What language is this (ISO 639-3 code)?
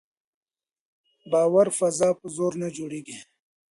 pus